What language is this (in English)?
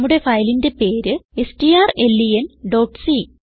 Malayalam